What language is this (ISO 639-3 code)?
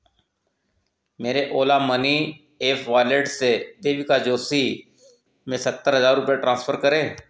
hin